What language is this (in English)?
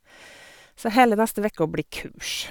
Norwegian